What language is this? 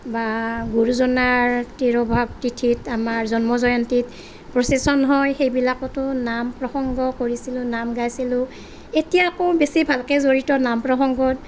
Assamese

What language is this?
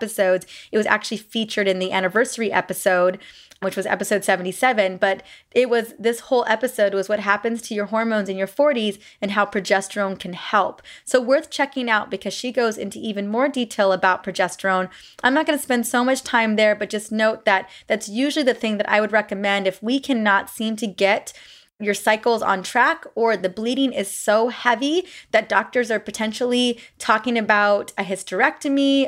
English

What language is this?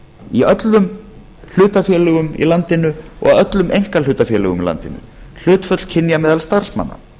Icelandic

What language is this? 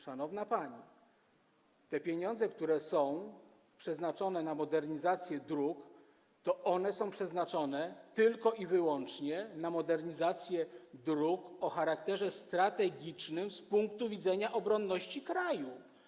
Polish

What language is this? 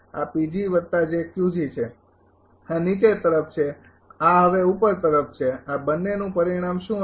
Gujarati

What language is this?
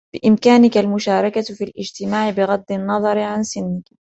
Arabic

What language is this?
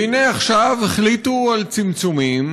Hebrew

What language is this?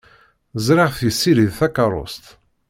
Kabyle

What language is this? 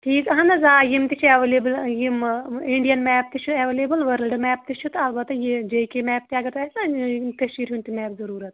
Kashmiri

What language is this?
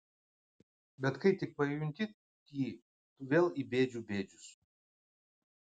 Lithuanian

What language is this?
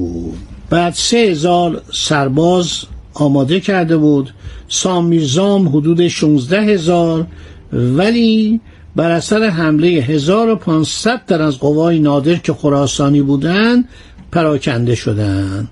Persian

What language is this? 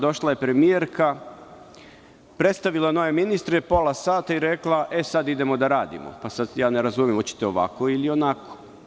Serbian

